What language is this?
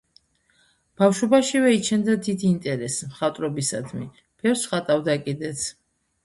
Georgian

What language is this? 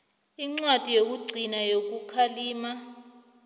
South Ndebele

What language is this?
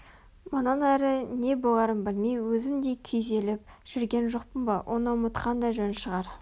Kazakh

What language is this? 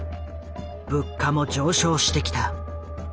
Japanese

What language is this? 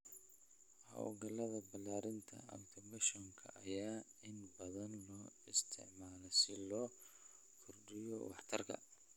Somali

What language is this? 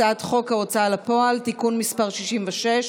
Hebrew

